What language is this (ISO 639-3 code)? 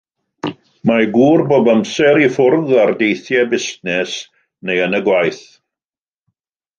cym